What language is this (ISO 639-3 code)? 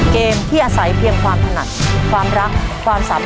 tha